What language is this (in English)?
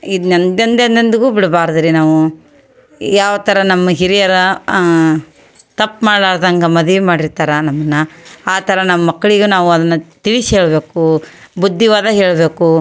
Kannada